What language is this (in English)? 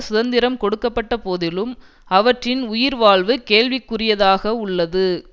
Tamil